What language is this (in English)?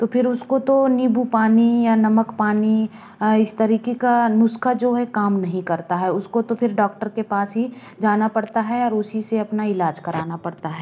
Hindi